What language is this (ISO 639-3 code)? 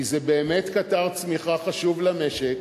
heb